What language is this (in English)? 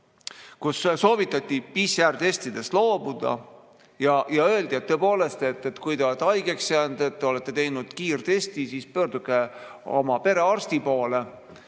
Estonian